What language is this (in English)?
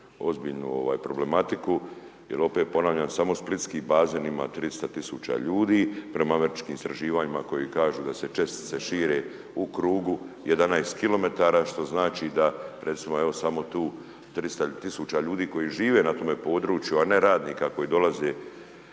Croatian